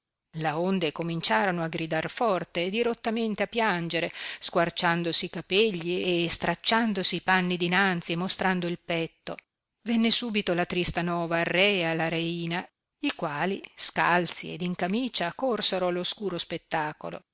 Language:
Italian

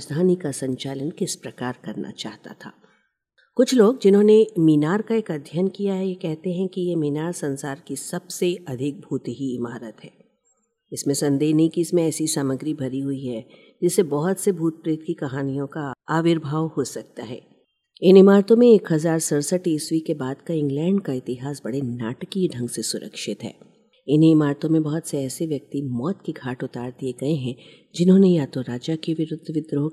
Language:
Hindi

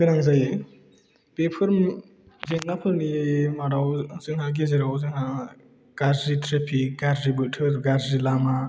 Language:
Bodo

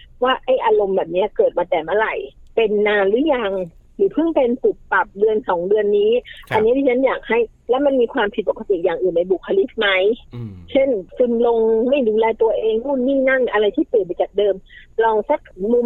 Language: Thai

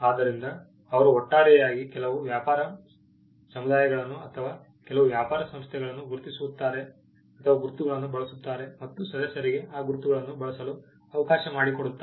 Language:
Kannada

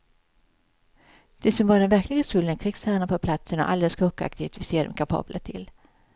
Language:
Swedish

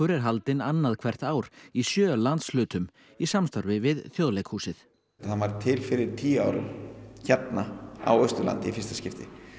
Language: Icelandic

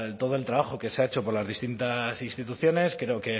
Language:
Spanish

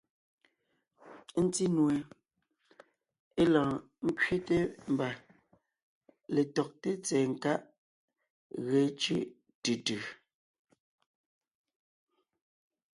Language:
Ngiemboon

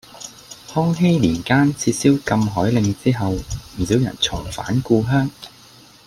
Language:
Cantonese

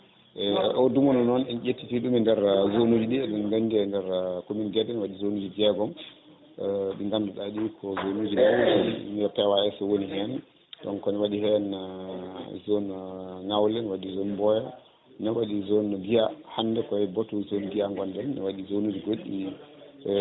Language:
Fula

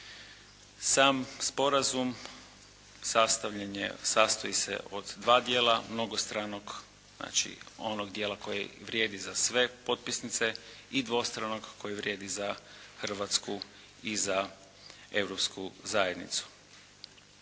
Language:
Croatian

